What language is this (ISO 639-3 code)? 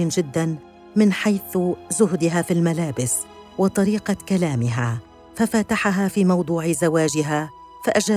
ara